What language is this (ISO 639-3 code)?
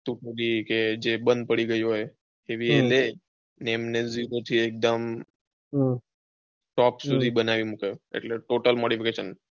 guj